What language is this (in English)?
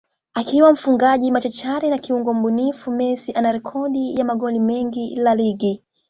Swahili